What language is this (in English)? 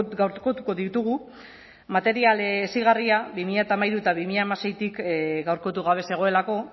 Basque